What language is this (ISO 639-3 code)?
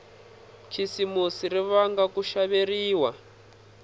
tso